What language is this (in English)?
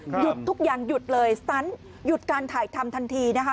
Thai